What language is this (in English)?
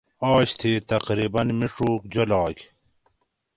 Gawri